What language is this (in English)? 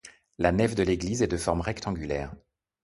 French